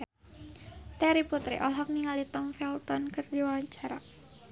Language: Sundanese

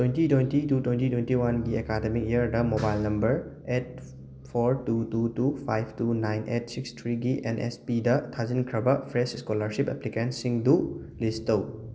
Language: Manipuri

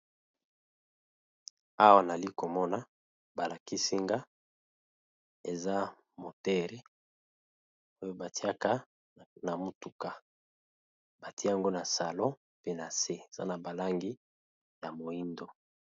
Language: Lingala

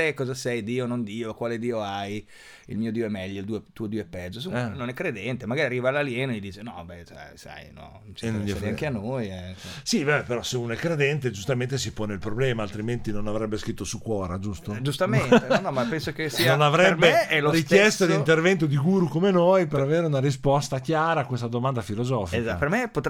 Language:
Italian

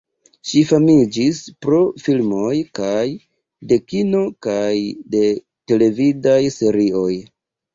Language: Esperanto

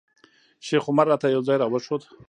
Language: Pashto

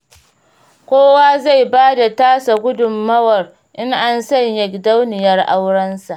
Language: Hausa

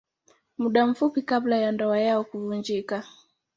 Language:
Swahili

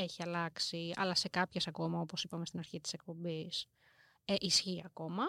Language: Greek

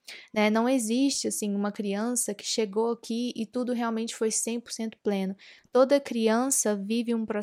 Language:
Portuguese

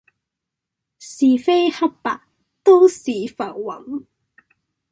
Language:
Cantonese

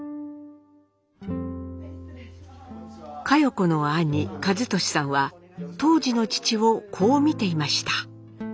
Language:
Japanese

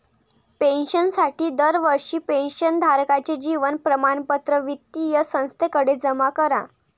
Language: Marathi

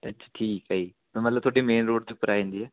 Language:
Punjabi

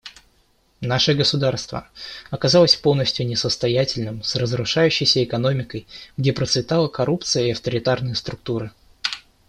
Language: Russian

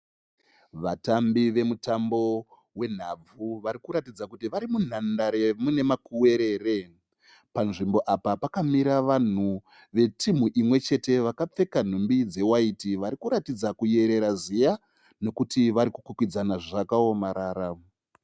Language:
Shona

